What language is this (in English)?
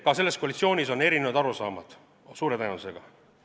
Estonian